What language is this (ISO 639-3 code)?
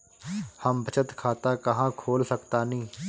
bho